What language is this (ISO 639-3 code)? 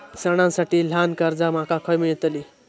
mar